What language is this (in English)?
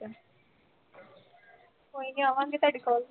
Punjabi